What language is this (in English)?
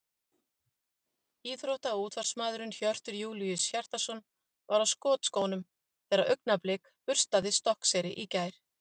Icelandic